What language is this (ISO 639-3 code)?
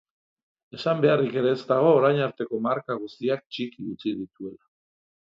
eus